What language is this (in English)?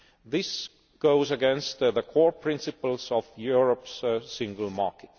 English